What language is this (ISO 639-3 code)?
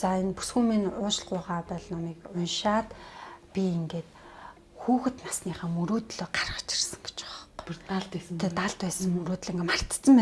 deu